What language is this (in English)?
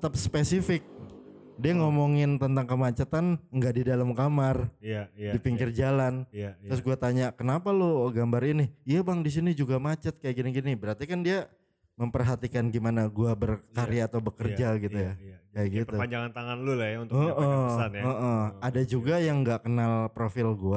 Indonesian